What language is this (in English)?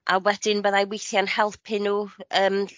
Welsh